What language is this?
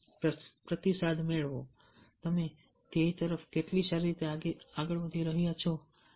Gujarati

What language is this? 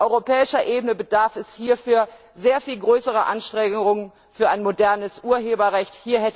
German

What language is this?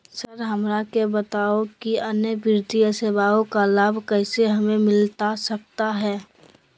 Magahi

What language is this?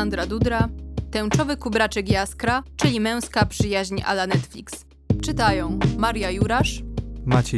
Polish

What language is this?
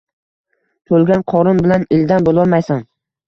Uzbek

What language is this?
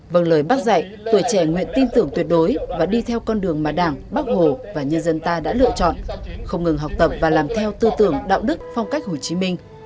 Vietnamese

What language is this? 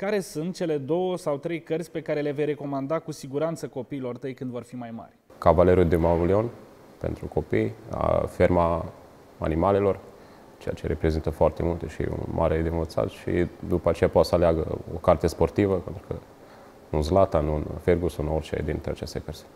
Romanian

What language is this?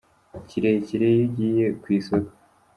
Kinyarwanda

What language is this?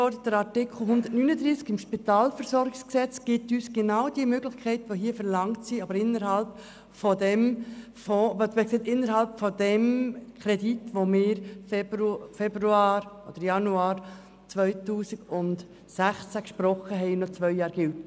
Swiss German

